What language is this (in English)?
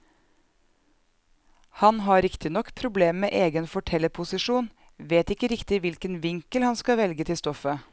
Norwegian